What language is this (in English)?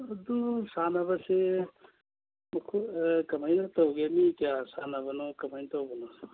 Manipuri